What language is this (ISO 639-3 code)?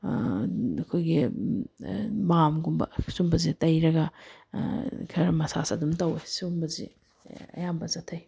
mni